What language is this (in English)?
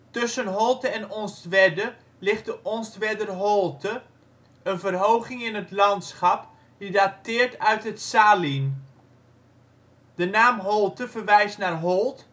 Dutch